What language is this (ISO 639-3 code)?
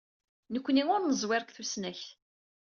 kab